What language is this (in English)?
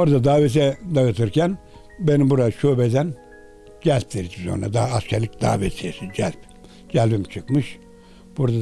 Turkish